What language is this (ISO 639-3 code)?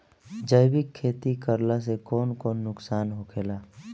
bho